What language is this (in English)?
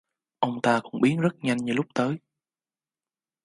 Vietnamese